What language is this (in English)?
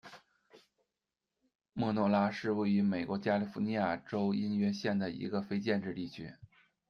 Chinese